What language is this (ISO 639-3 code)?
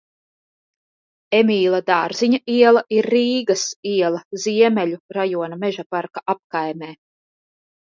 lav